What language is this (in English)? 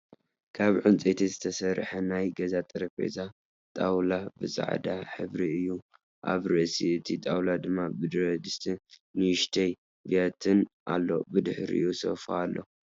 Tigrinya